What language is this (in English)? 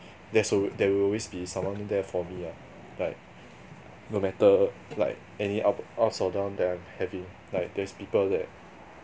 English